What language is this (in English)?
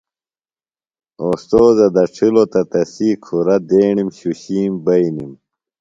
Phalura